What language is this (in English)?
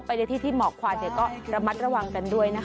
Thai